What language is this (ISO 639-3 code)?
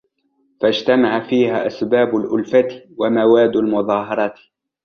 ara